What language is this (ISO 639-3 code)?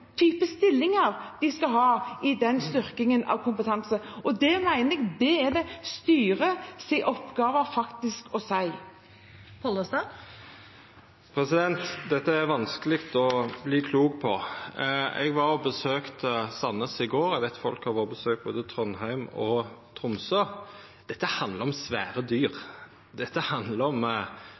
nor